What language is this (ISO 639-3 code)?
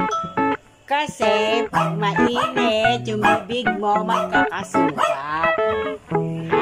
tha